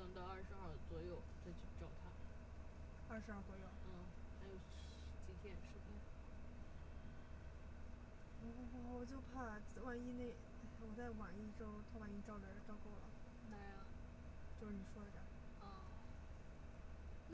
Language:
Chinese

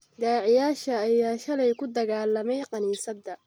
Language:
Somali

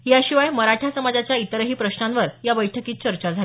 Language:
Marathi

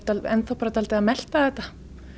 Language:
Icelandic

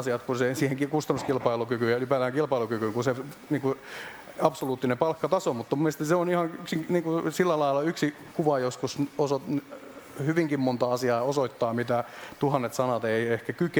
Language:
Finnish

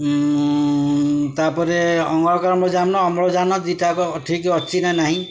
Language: Odia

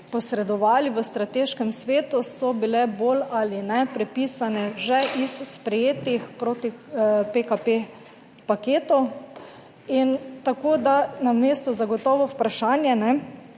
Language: Slovenian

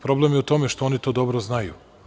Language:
Serbian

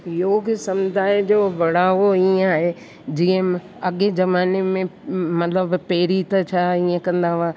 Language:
Sindhi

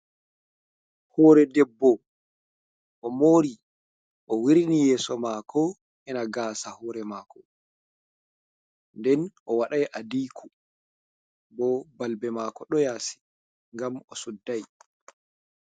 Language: Fula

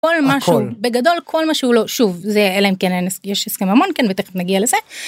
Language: Hebrew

